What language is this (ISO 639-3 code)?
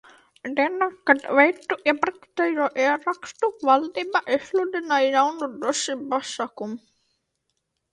lav